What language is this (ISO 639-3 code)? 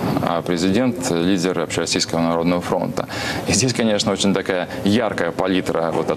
rus